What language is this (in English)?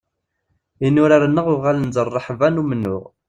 Kabyle